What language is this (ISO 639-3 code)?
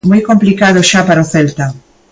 glg